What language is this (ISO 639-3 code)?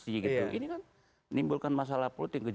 ind